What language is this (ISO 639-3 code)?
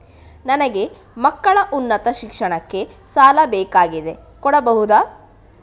kan